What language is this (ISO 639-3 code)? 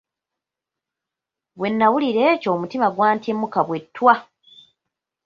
lug